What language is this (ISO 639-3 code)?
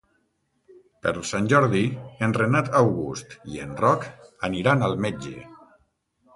cat